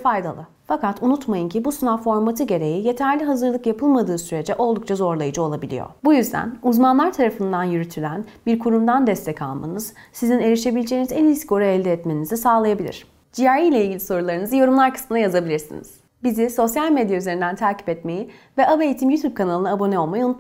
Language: Turkish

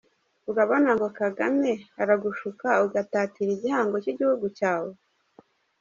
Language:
Kinyarwanda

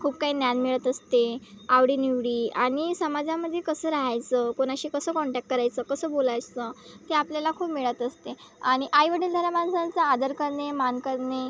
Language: Marathi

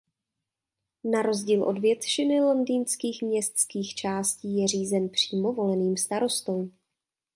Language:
Czech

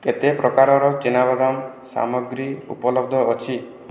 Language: Odia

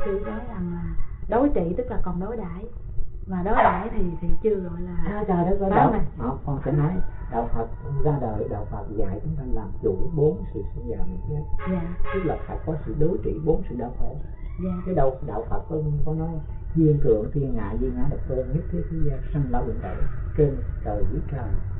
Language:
Vietnamese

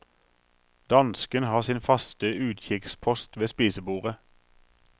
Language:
Norwegian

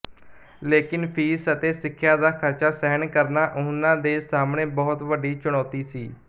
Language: Punjabi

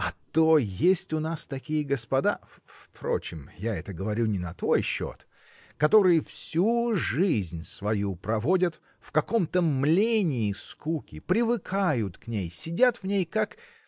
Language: Russian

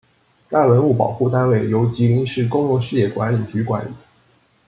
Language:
Chinese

